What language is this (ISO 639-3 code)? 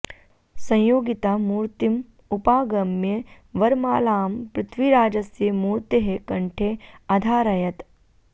san